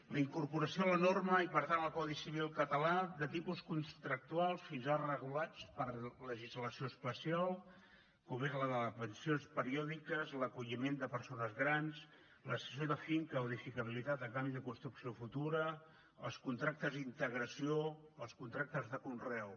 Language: Catalan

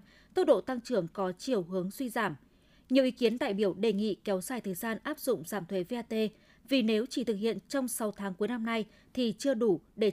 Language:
Vietnamese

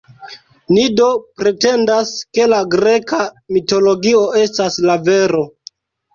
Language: Esperanto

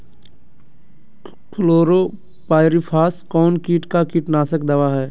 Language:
Magahi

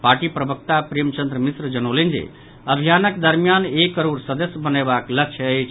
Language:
Maithili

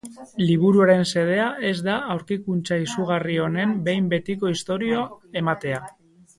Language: Basque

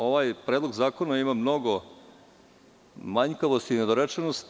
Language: Serbian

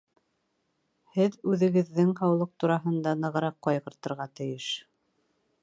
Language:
Bashkir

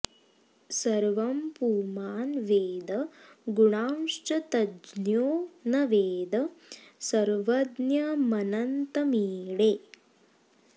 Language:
Sanskrit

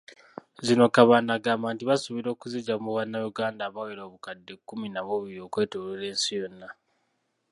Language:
Ganda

